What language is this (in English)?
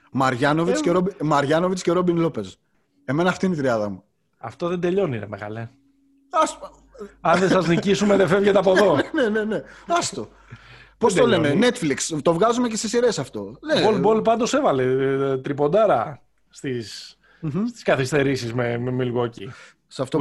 Greek